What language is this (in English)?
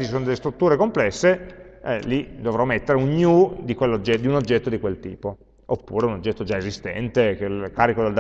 Italian